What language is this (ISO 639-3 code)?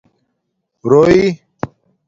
dmk